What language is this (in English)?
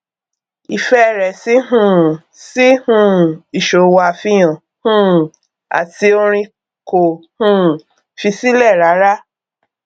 Yoruba